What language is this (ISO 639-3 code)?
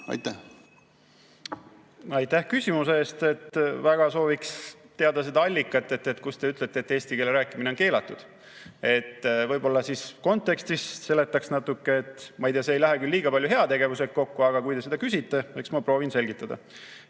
est